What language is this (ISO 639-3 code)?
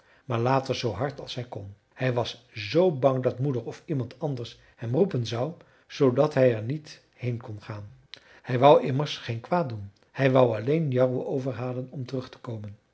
nld